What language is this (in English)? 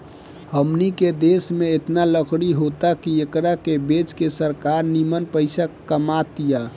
Bhojpuri